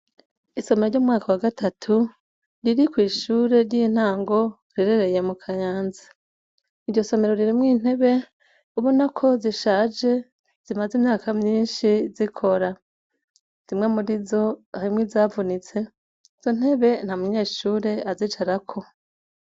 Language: Rundi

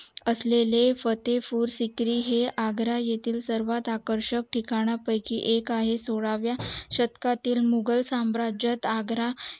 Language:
Marathi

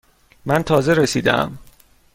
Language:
Persian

